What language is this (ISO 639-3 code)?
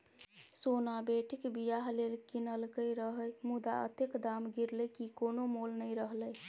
mai